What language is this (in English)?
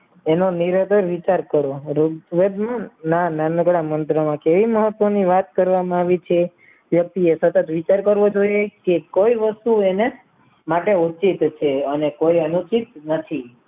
Gujarati